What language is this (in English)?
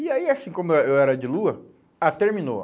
Portuguese